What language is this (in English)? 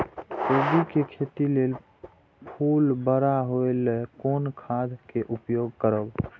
Maithili